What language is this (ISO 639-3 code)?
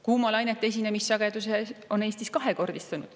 est